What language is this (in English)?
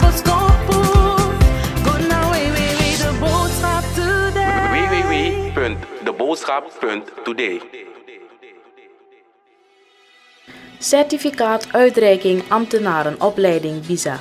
Dutch